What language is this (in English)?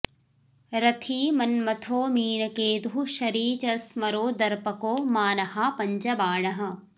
Sanskrit